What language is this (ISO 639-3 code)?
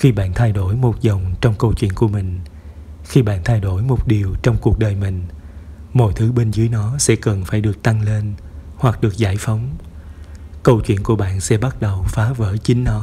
vie